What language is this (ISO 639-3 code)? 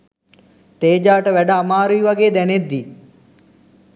sin